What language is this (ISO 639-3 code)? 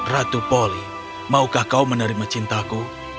ind